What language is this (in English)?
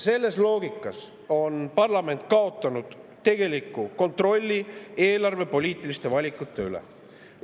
Estonian